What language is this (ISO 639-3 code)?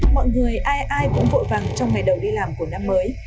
vie